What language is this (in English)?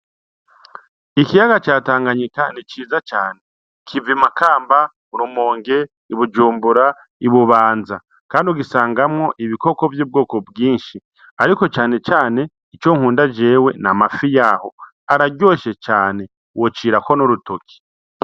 Rundi